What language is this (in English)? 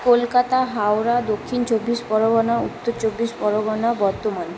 Bangla